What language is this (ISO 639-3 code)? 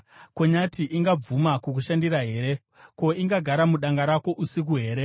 sna